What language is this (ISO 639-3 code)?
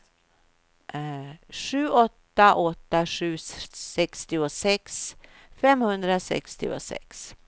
swe